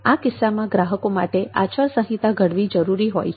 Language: Gujarati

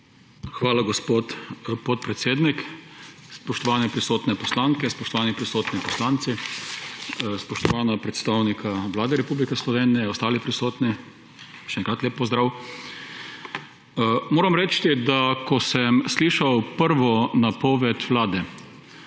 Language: Slovenian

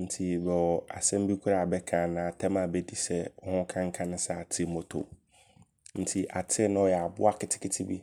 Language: Abron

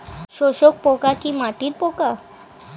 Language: Bangla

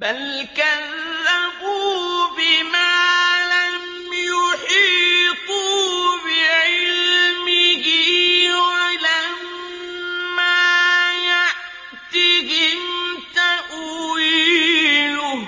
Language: Arabic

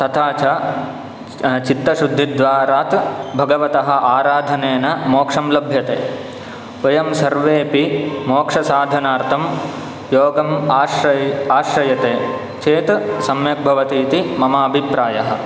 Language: Sanskrit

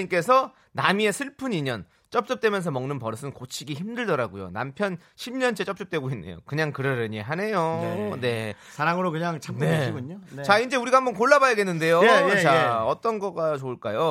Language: Korean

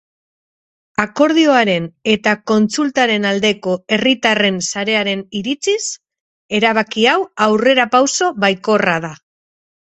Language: Basque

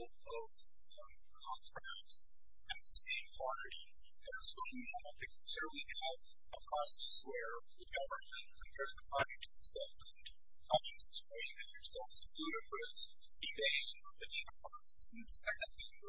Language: English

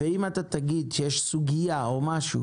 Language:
Hebrew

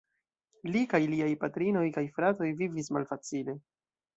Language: Esperanto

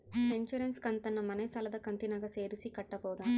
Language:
Kannada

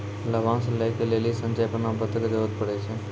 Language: Maithili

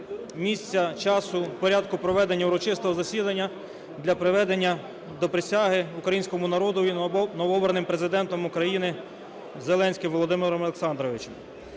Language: Ukrainian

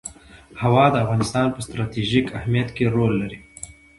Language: Pashto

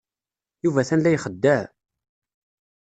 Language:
Kabyle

